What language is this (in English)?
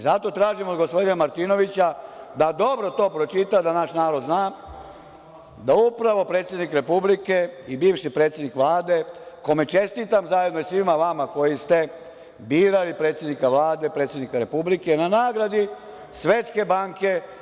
Serbian